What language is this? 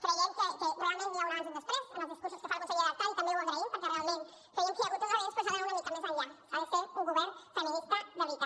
Catalan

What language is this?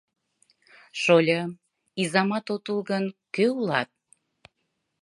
Mari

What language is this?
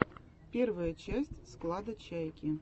Russian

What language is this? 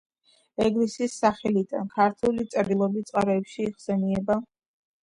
Georgian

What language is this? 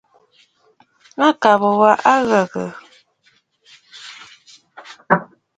Bafut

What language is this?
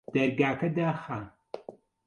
Central Kurdish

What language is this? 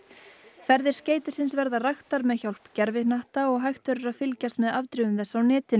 Icelandic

